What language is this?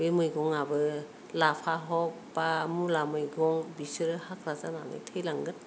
Bodo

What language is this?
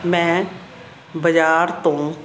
Punjabi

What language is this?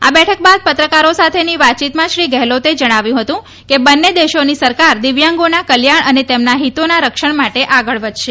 Gujarati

